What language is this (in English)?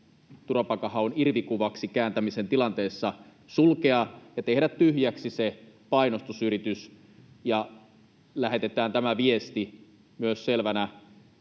Finnish